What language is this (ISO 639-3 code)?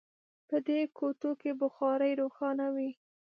pus